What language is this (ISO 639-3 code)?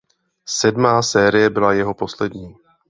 ces